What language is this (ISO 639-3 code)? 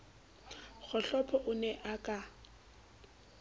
sot